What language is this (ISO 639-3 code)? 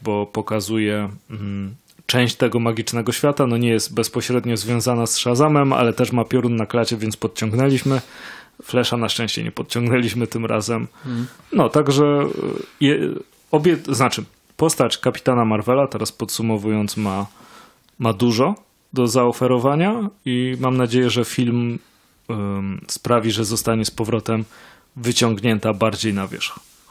pol